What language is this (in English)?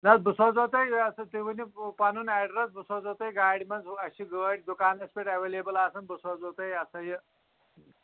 Kashmiri